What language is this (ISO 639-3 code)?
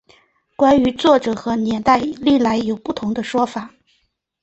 zho